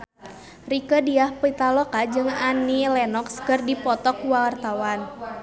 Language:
Sundanese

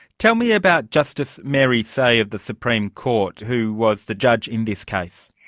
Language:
English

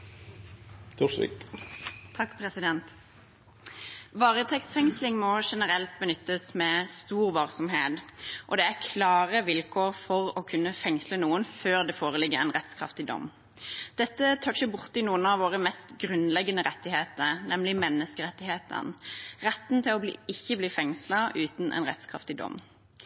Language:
Norwegian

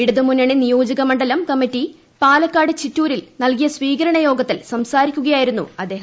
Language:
Malayalam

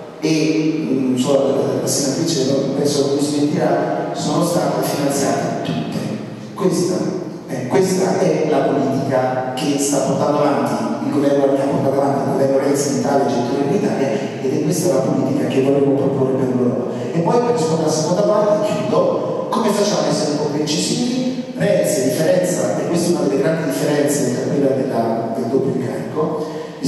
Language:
Italian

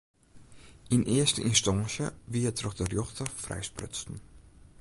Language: Western Frisian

